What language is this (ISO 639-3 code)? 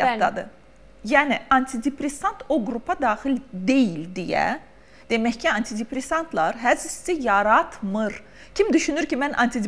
tur